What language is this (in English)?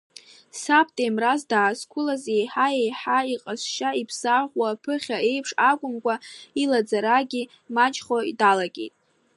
Abkhazian